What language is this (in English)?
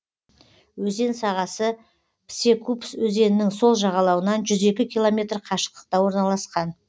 Kazakh